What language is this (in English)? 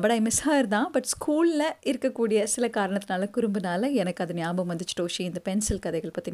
Tamil